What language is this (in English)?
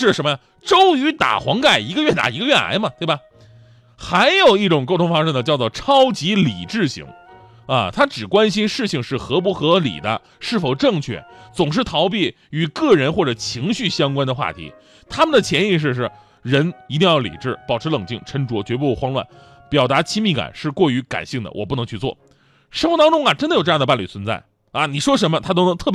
Chinese